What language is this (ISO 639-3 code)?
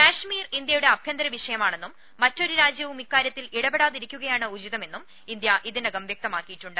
mal